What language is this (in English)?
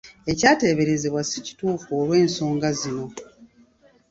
Ganda